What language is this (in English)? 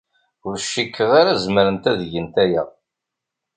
Kabyle